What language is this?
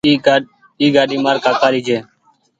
Goaria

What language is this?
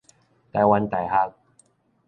Min Nan Chinese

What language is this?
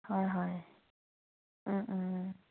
Assamese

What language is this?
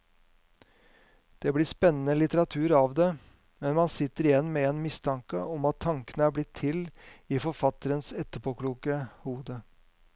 Norwegian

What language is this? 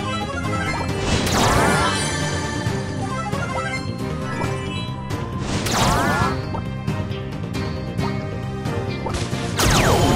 English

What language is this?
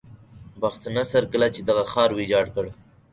Pashto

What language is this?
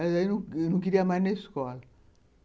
Portuguese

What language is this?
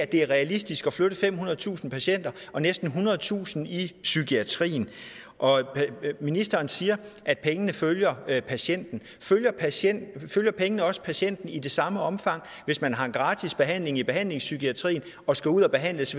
Danish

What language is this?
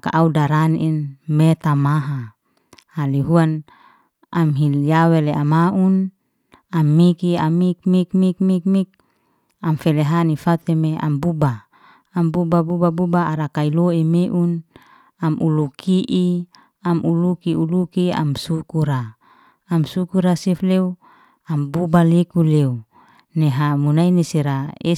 Liana-Seti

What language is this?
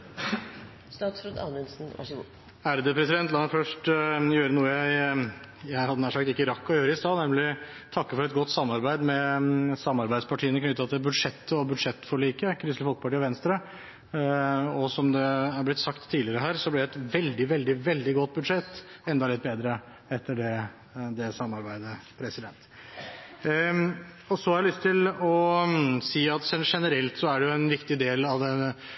Norwegian Bokmål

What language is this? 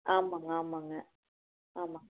Tamil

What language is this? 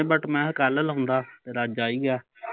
Punjabi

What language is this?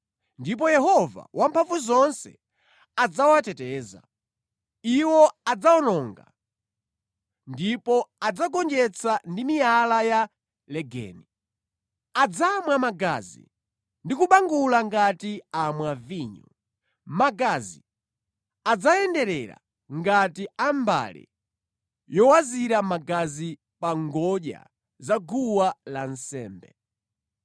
Nyanja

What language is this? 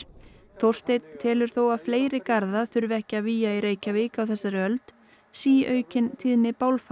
Icelandic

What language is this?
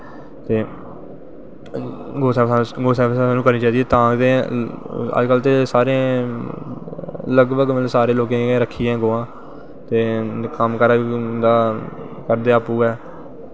Dogri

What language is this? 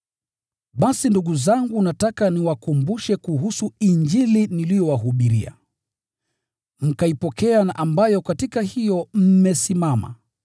Swahili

